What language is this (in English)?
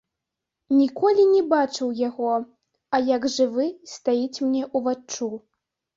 Belarusian